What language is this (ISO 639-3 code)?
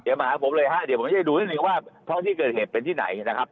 tha